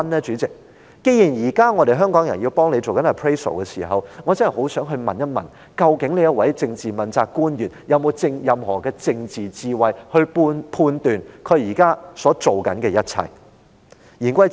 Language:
Cantonese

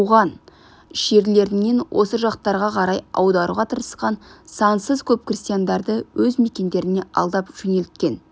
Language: Kazakh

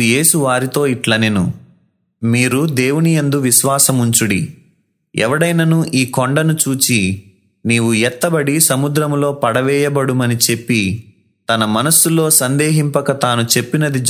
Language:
Telugu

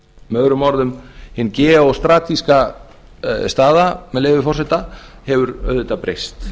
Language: Icelandic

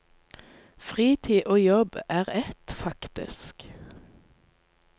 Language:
Norwegian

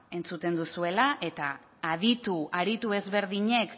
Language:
Basque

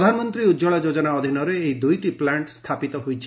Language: Odia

